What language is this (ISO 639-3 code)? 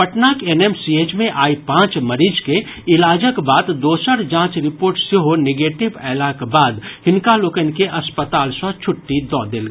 mai